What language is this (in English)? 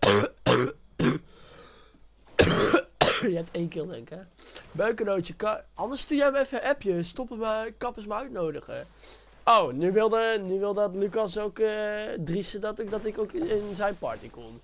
Dutch